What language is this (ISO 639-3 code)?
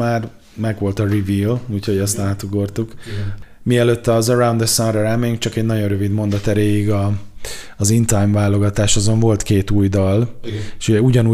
hun